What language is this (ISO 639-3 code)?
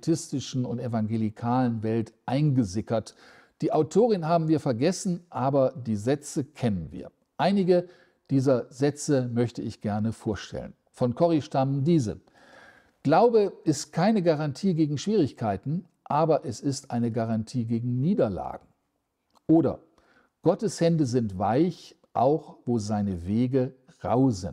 deu